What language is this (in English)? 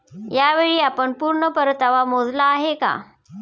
Marathi